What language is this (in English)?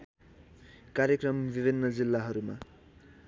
Nepali